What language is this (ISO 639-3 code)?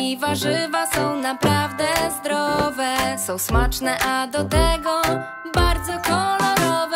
pol